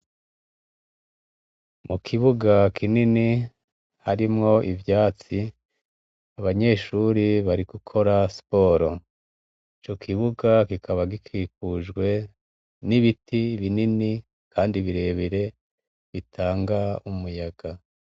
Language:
Rundi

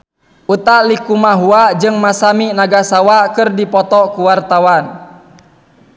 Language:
Sundanese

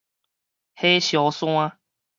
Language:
Min Nan Chinese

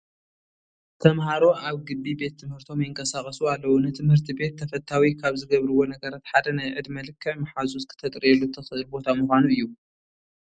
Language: Tigrinya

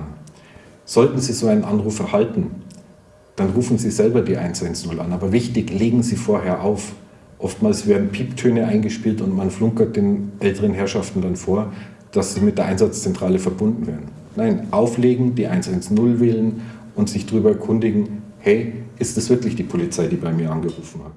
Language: German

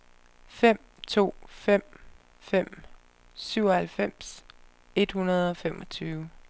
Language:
Danish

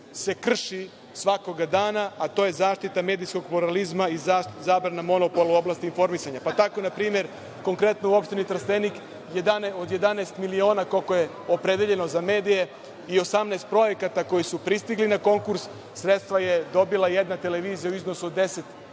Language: Serbian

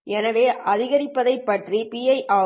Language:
Tamil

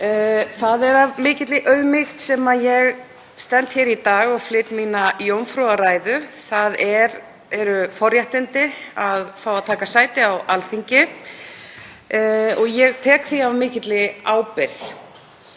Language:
Icelandic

